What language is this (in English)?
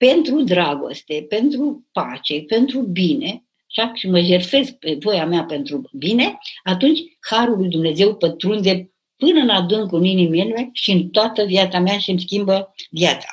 Romanian